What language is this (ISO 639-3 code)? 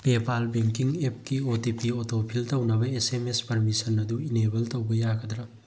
mni